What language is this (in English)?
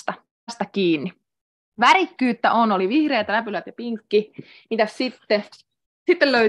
Finnish